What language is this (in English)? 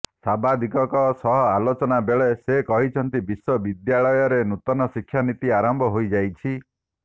Odia